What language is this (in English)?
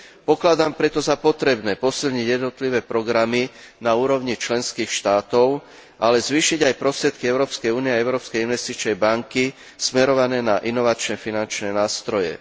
Slovak